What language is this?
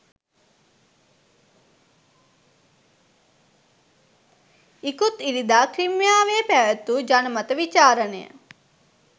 Sinhala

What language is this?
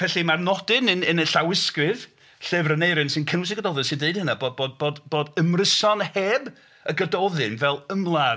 Welsh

